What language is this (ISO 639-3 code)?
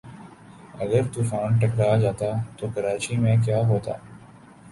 urd